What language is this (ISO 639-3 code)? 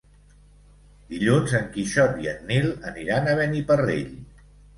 cat